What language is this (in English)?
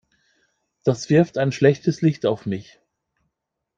German